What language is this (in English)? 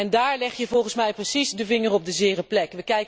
Dutch